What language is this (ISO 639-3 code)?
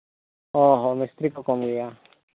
sat